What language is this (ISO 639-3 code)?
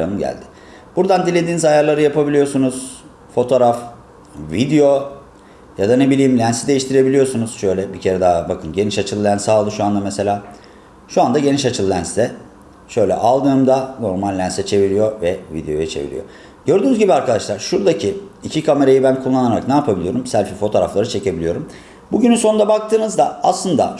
tur